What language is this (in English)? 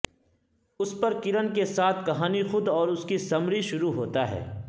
Urdu